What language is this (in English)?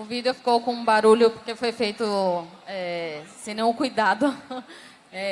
Portuguese